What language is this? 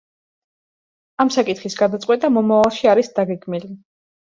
Georgian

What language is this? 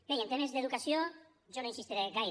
Catalan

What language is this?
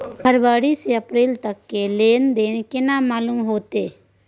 Maithili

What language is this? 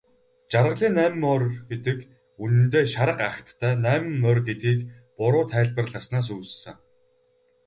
Mongolian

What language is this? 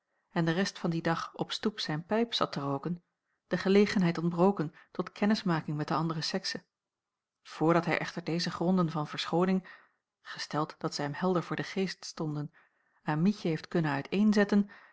Dutch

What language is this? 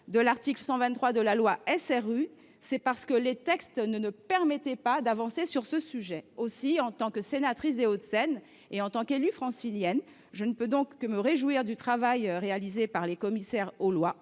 French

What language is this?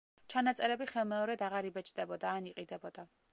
Georgian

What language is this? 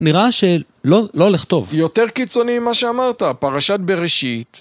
Hebrew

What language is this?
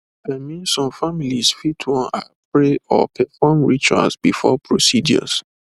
Nigerian Pidgin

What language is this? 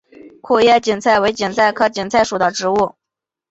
Chinese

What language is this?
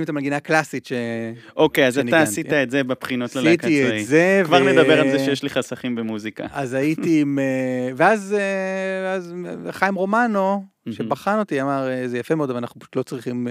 Hebrew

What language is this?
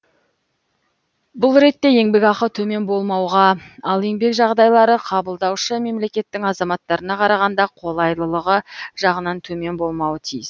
Kazakh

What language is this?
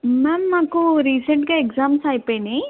Telugu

